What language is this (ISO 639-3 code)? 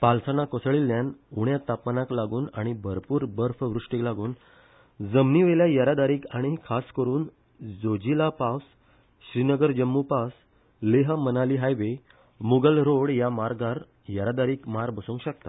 kok